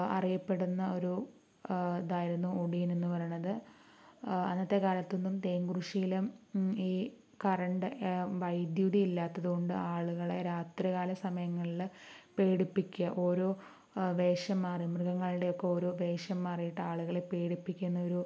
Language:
Malayalam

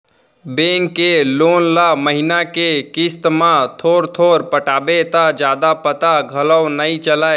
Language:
Chhattisgarhi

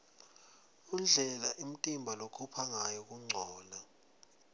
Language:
Swati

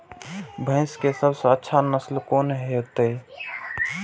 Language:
Maithili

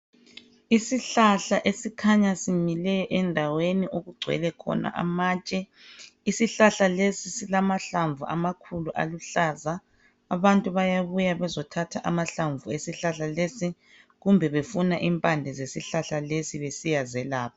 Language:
North Ndebele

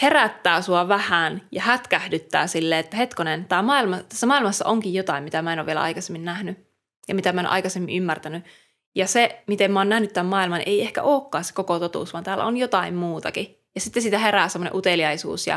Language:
Finnish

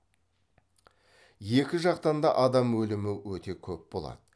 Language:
Kazakh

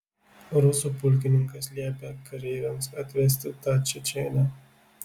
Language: Lithuanian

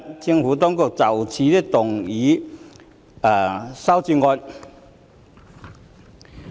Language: Cantonese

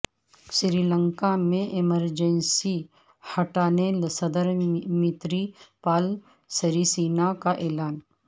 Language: Urdu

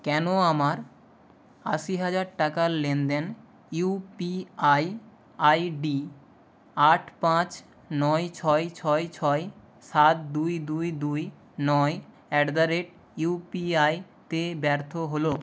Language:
Bangla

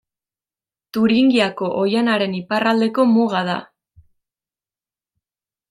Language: Basque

